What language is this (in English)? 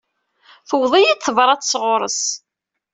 Kabyle